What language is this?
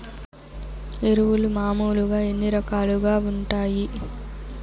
Telugu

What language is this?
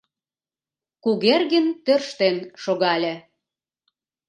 Mari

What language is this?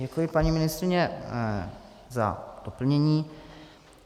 Czech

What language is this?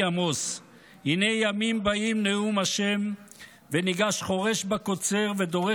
Hebrew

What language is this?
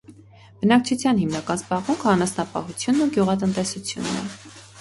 Armenian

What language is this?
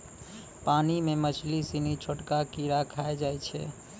Maithili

